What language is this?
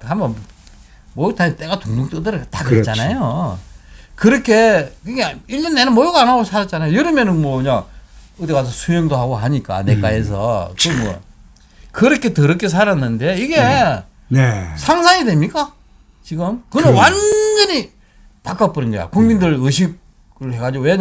Korean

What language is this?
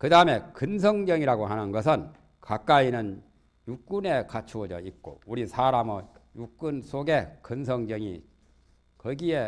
Korean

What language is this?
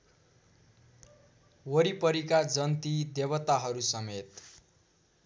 Nepali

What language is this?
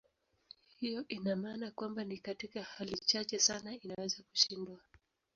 Swahili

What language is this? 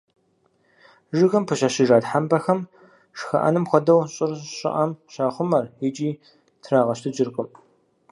Kabardian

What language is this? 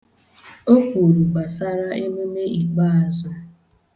Igbo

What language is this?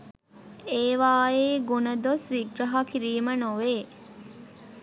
Sinhala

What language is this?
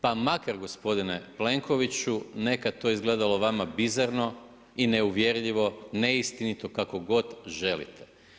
Croatian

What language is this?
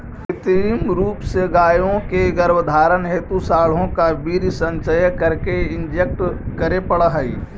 Magahi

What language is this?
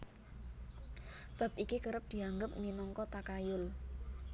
Javanese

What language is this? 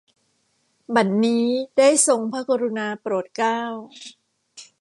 Thai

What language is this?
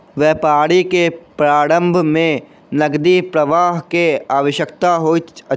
Maithili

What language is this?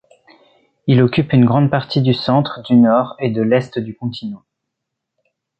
French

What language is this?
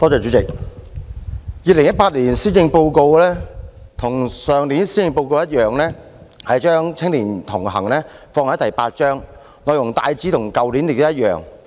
Cantonese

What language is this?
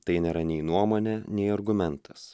Lithuanian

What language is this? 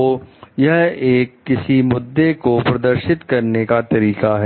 Hindi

